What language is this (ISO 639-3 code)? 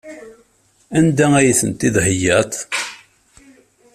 kab